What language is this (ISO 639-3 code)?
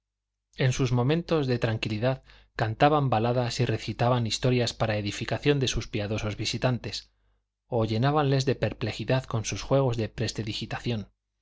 spa